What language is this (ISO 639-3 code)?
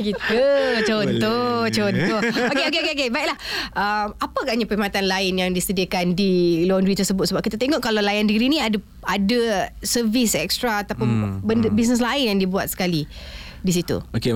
msa